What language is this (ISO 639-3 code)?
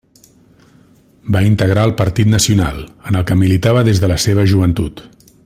cat